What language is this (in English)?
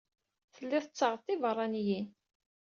Kabyle